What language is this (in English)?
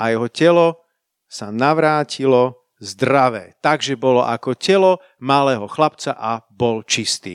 Slovak